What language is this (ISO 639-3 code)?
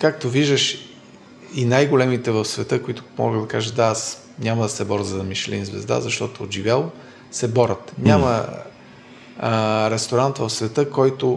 bul